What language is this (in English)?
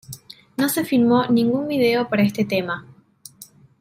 Spanish